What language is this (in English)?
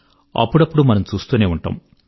Telugu